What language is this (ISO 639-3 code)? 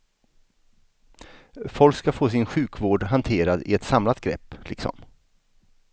swe